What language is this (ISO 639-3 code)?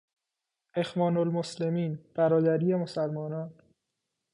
fas